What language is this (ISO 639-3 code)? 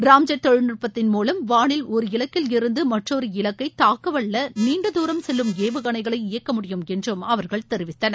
tam